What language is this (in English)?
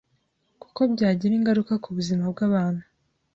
Kinyarwanda